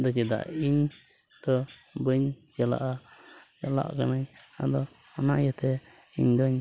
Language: Santali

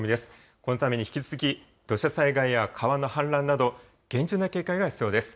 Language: Japanese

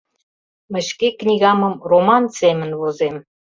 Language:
Mari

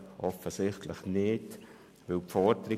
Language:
Swiss German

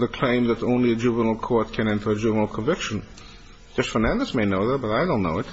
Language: English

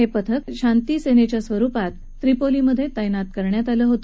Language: Marathi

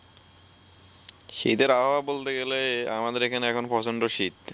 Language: Bangla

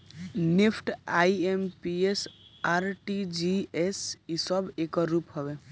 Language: Bhojpuri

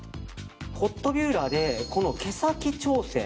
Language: Japanese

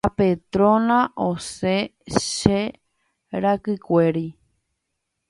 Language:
Guarani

